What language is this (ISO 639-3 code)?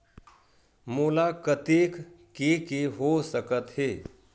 hne